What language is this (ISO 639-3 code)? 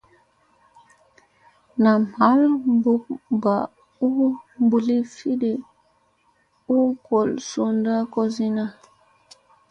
mse